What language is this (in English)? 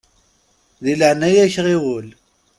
Kabyle